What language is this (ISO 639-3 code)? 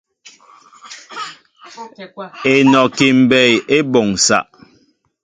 mbo